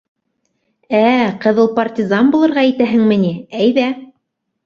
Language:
Bashkir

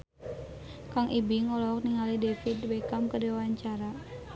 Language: Sundanese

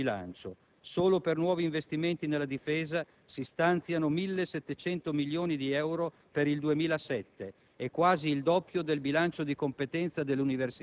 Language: Italian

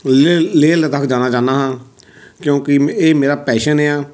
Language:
Punjabi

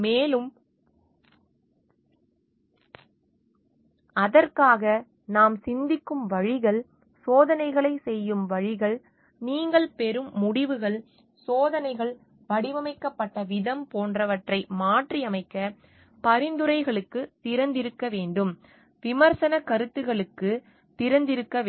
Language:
Tamil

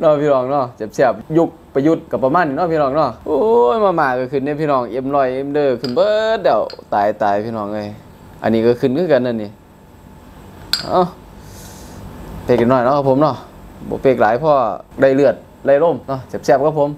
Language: Thai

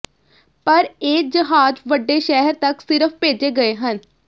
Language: Punjabi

